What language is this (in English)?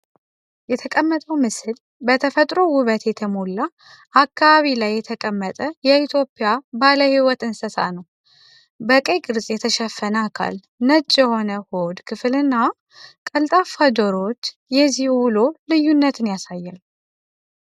Amharic